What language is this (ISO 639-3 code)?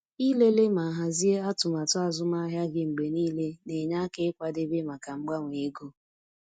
ibo